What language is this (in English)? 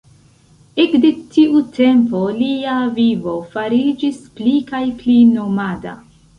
Esperanto